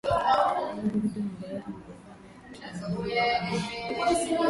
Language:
Swahili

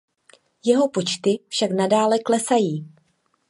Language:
Czech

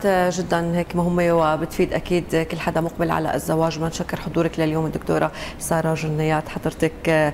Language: Arabic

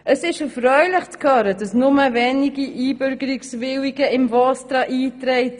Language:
Swiss German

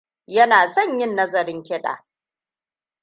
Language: Hausa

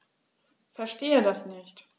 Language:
German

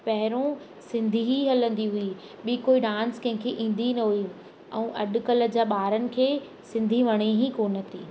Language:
Sindhi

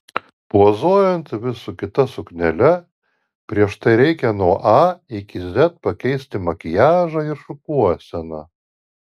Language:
Lithuanian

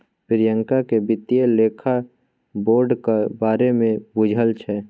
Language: Maithili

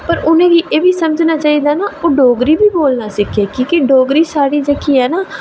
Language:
Dogri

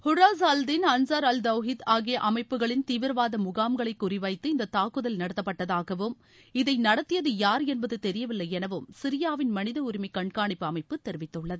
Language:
Tamil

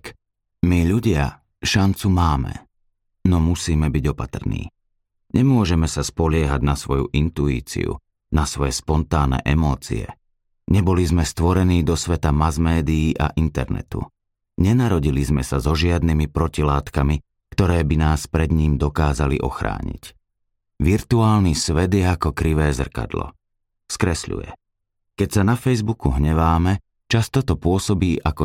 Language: Slovak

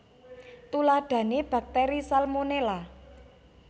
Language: Javanese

